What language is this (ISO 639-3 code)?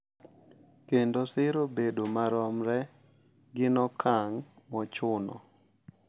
luo